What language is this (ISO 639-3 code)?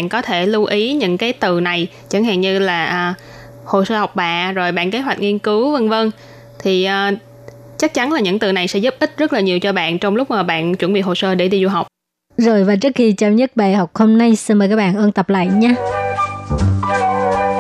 vie